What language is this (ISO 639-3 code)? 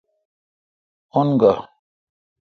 xka